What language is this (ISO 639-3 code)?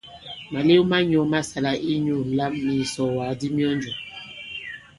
abb